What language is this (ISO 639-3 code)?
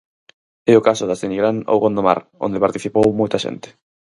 glg